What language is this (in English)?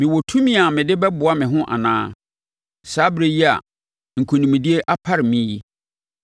Akan